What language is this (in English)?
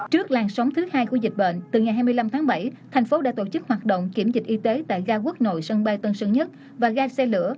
Vietnamese